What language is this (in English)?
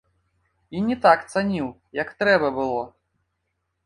Belarusian